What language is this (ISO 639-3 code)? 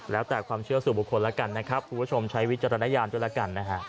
tha